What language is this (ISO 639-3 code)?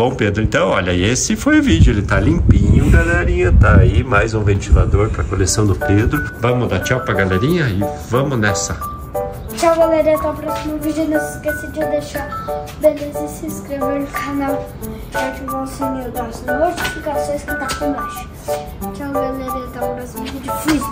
por